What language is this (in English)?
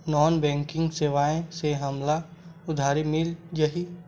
Chhattisgarhi